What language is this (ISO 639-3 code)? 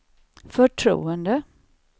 swe